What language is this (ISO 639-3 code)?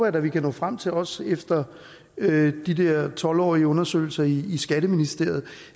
dan